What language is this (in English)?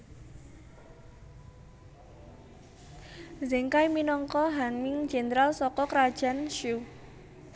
Javanese